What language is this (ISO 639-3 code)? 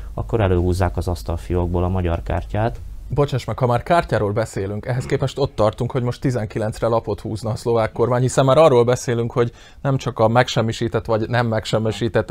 hun